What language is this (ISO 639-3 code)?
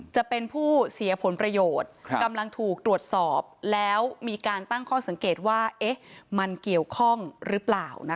tha